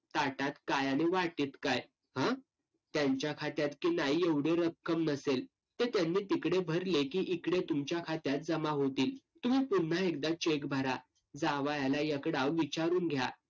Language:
Marathi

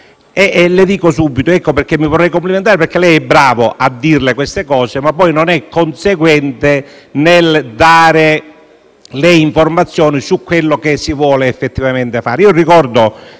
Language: Italian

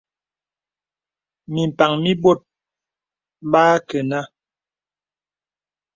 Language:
Bebele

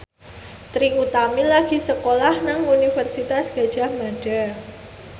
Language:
Javanese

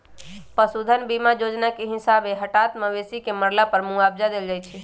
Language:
Magahi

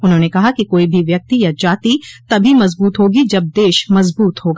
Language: Hindi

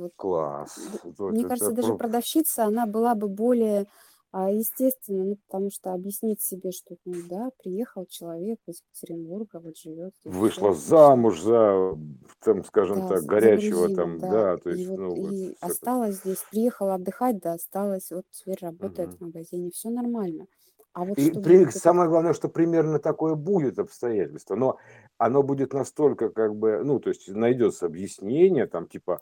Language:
Russian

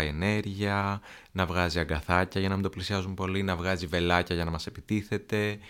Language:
Greek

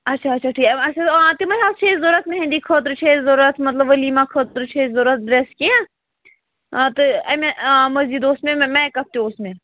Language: Kashmiri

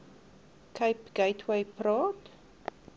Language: Afrikaans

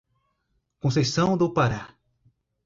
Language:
Portuguese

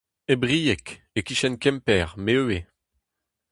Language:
Breton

